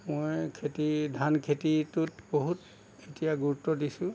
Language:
Assamese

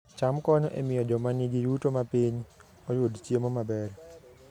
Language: Luo (Kenya and Tanzania)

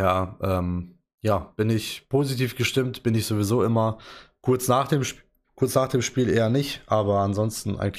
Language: German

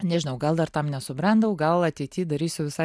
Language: Lithuanian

